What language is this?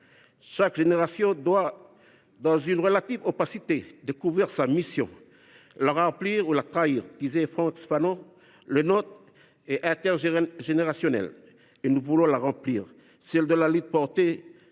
French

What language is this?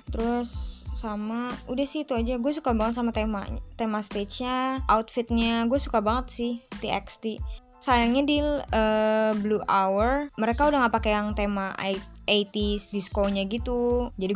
Indonesian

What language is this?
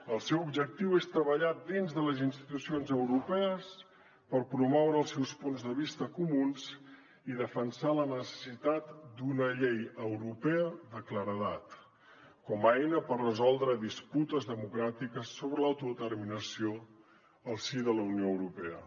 Catalan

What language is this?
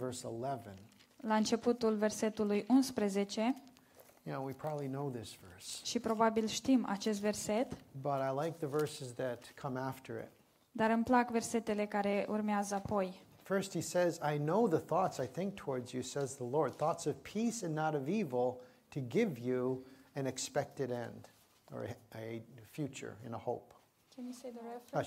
Romanian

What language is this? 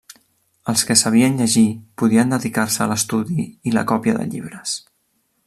Catalan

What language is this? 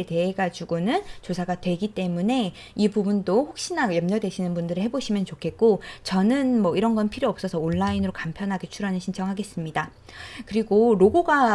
Korean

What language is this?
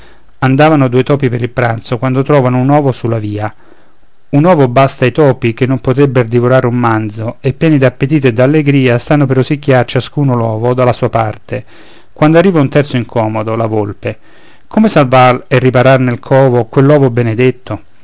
Italian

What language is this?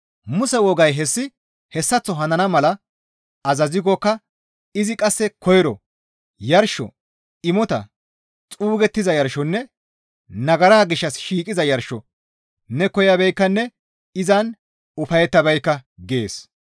Gamo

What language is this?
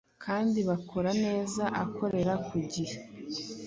Kinyarwanda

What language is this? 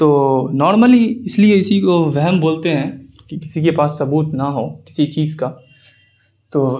Urdu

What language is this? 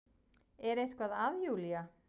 Icelandic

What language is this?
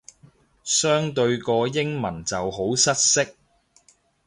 Cantonese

